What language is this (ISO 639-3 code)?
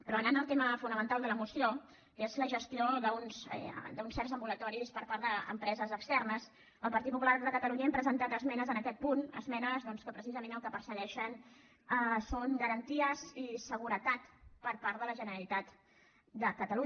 cat